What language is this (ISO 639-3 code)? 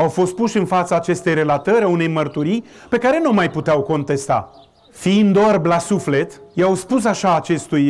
ron